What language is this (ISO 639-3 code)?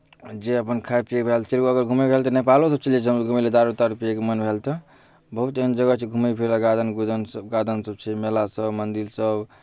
mai